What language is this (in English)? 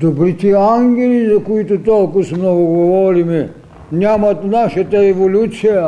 Bulgarian